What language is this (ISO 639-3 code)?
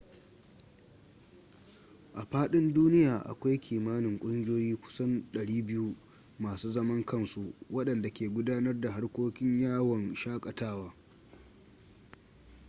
hau